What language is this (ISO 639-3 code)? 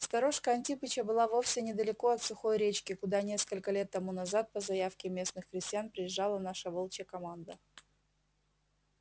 rus